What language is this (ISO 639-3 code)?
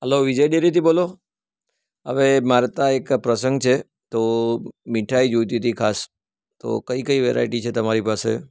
guj